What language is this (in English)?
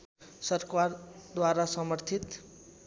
Nepali